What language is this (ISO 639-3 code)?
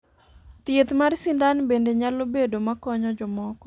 luo